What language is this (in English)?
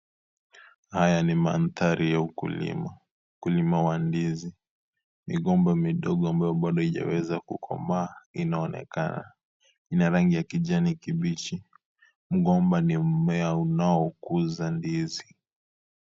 Swahili